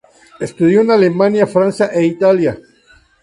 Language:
Spanish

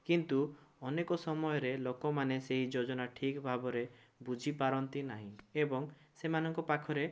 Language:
Odia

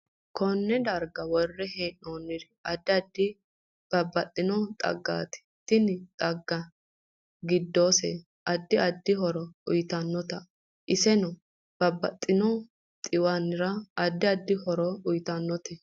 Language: Sidamo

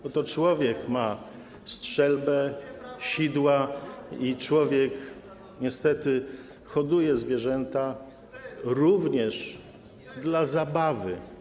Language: Polish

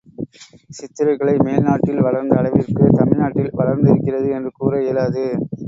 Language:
Tamil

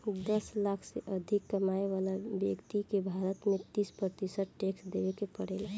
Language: Bhojpuri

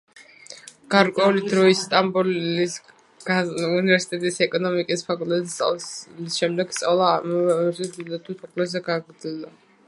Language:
Georgian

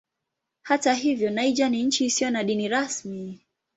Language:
Swahili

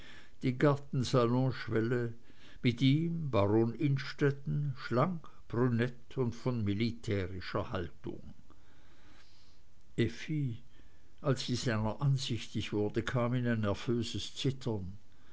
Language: German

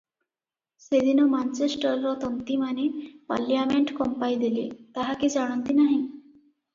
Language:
Odia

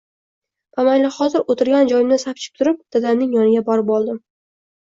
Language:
Uzbek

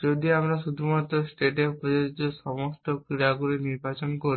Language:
Bangla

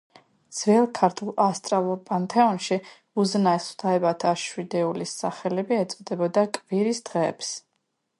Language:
Georgian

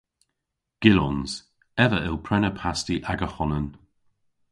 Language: Cornish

